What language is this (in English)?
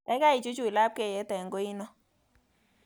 Kalenjin